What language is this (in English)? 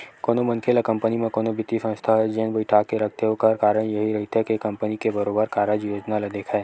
Chhattisgarhi